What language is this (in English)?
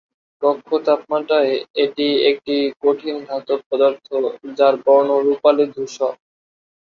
Bangla